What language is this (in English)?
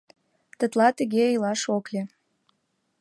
Mari